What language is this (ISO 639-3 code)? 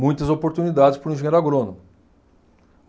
por